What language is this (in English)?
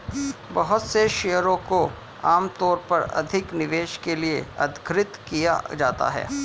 Hindi